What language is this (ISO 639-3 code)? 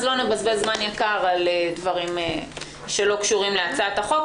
heb